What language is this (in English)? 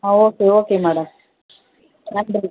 Tamil